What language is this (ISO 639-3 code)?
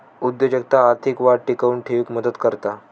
mar